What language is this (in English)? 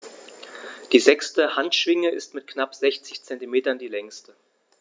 German